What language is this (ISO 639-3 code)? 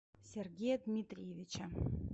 rus